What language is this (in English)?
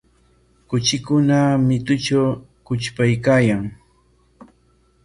Corongo Ancash Quechua